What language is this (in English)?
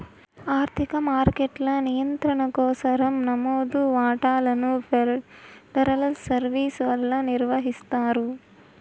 Telugu